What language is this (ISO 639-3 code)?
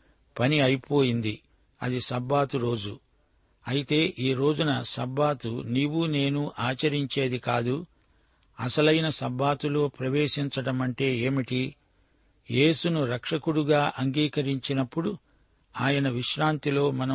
tel